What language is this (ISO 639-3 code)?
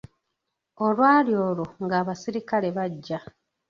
lug